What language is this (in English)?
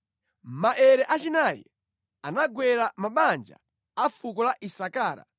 Nyanja